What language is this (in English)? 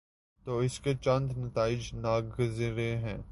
Urdu